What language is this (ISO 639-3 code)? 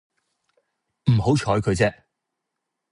yue